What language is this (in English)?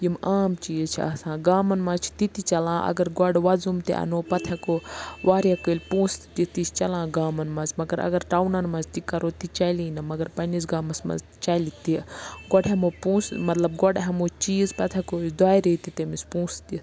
Kashmiri